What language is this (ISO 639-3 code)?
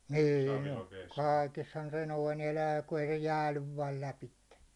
fin